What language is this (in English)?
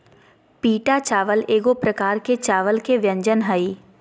Magahi